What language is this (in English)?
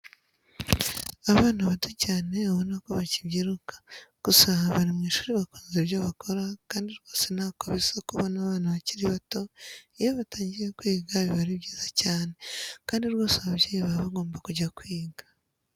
Kinyarwanda